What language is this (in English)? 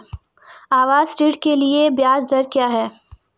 Hindi